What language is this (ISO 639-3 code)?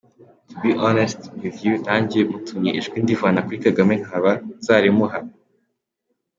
kin